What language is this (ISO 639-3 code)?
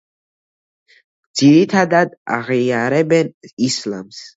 kat